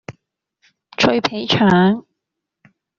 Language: Cantonese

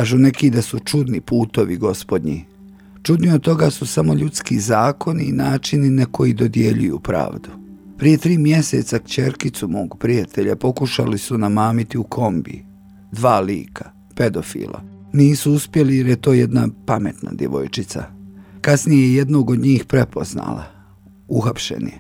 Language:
Croatian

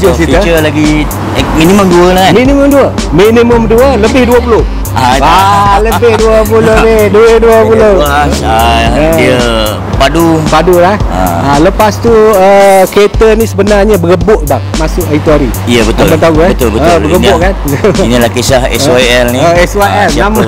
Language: Malay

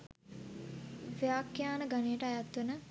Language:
Sinhala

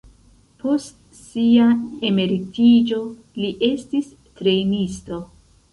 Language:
Esperanto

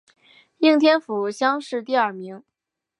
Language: Chinese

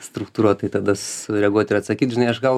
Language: Lithuanian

